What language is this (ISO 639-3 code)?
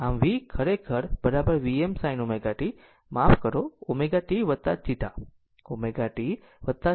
guj